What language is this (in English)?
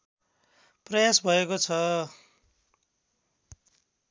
Nepali